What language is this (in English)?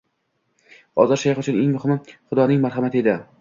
Uzbek